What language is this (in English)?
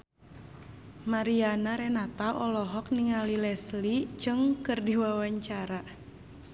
Sundanese